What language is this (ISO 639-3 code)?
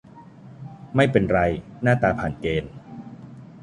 tha